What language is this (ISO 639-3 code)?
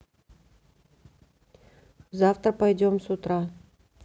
rus